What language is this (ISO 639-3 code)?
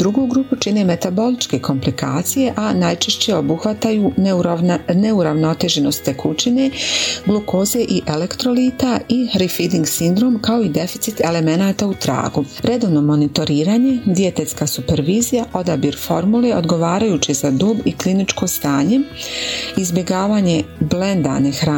hrv